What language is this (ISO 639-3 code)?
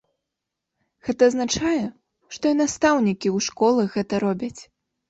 bel